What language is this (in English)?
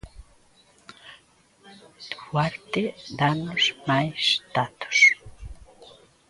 Galician